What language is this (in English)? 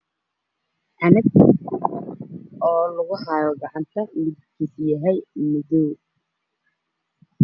Somali